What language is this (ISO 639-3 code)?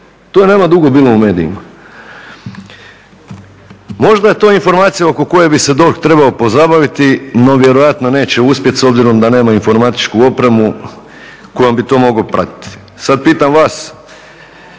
hrv